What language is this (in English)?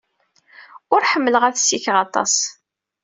Kabyle